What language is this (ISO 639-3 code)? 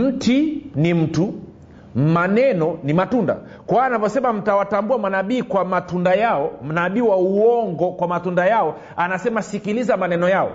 swa